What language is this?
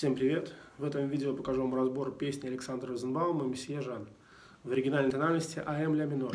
Russian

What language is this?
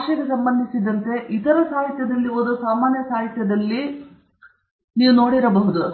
Kannada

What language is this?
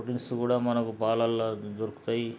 Telugu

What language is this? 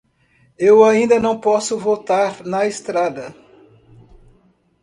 Portuguese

